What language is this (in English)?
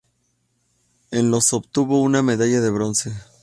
Spanish